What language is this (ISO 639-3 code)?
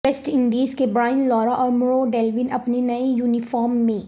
urd